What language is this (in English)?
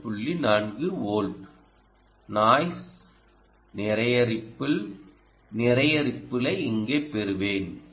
Tamil